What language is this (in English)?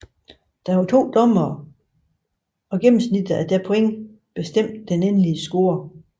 Danish